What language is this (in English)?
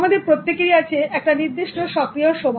Bangla